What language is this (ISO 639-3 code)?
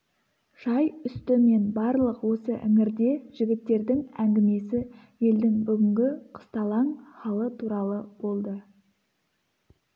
kaz